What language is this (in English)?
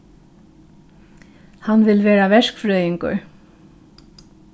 Faroese